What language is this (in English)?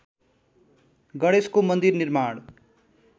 Nepali